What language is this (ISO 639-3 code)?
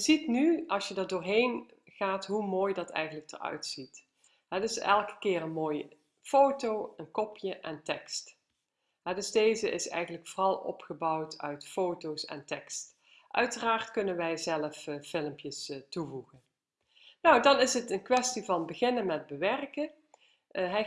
nld